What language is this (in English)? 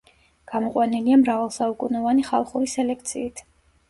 Georgian